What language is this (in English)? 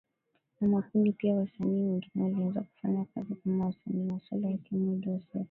Swahili